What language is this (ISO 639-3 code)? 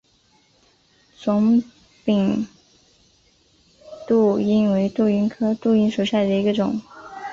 zho